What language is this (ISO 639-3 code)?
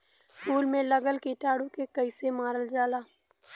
bho